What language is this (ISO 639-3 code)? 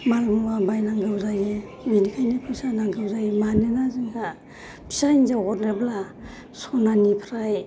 brx